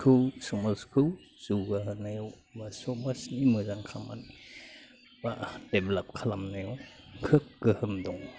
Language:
Bodo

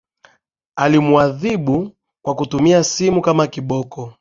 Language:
Swahili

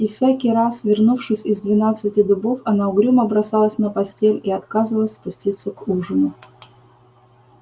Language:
Russian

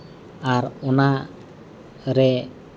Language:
Santali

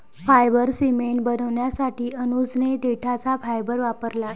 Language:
Marathi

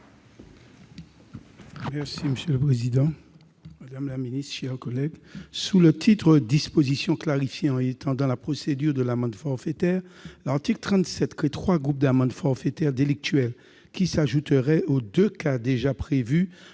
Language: French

